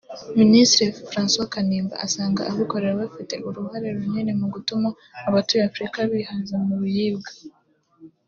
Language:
Kinyarwanda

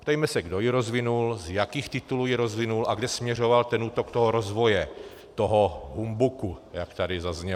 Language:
Czech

